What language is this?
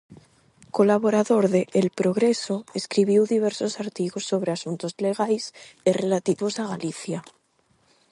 Galician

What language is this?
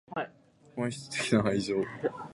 Japanese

